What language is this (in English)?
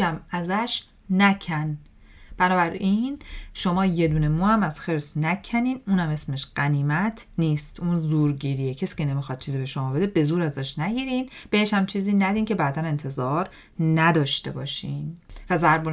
Persian